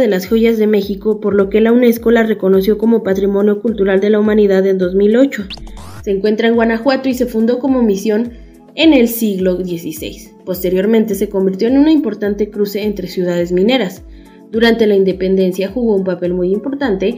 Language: Spanish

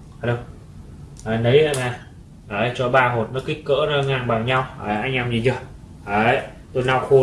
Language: Vietnamese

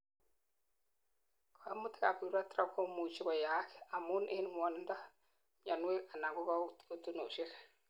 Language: Kalenjin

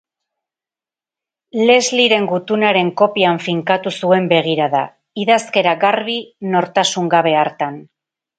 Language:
Basque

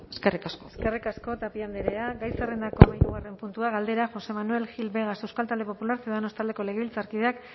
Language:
Basque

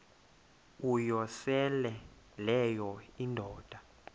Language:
Xhosa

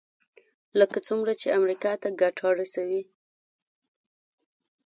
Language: Pashto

